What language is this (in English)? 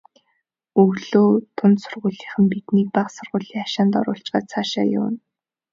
Mongolian